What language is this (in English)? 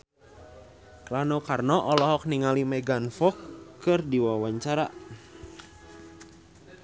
Sundanese